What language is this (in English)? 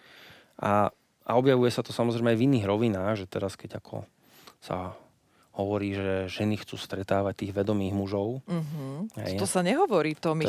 Slovak